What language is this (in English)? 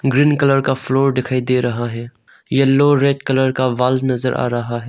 Hindi